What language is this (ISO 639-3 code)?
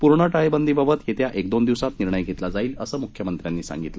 mar